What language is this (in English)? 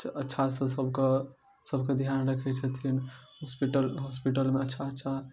Maithili